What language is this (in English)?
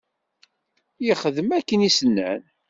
Kabyle